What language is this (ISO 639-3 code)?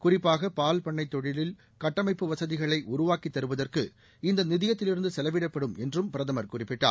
tam